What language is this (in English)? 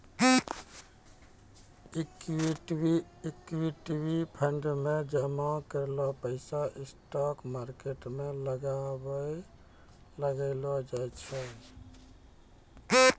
Maithili